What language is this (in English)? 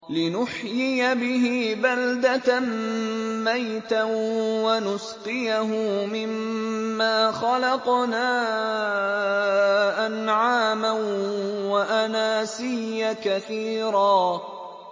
Arabic